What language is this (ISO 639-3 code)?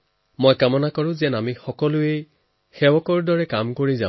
asm